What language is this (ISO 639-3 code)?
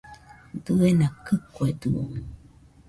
hux